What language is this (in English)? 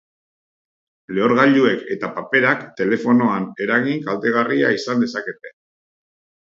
Basque